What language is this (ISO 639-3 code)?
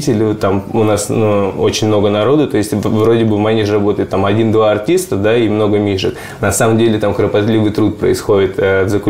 rus